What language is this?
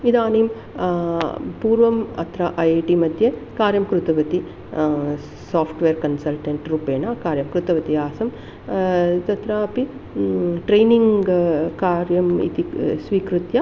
Sanskrit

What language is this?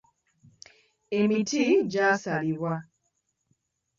Ganda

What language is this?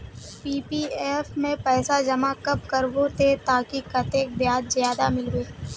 Magahi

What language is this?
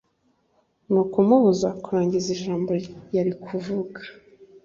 Kinyarwanda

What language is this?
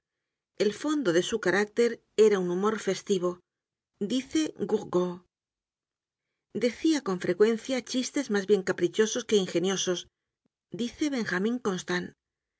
Spanish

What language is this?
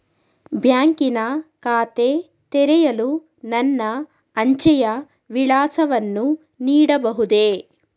Kannada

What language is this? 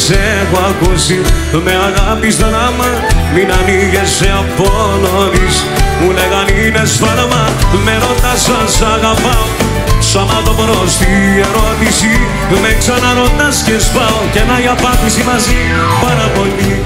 Greek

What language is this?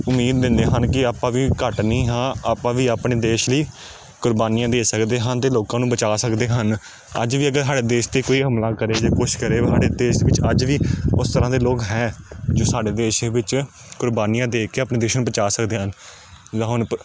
Punjabi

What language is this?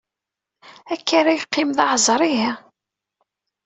Kabyle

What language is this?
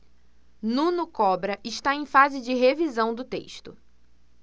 Portuguese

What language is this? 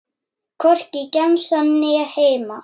Icelandic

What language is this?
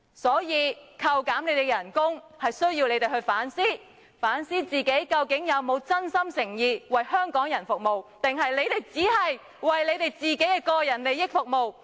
Cantonese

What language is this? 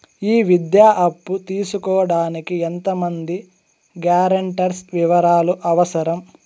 Telugu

